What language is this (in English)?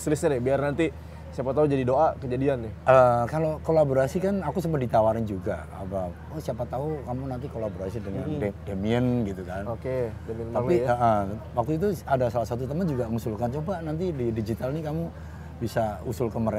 Indonesian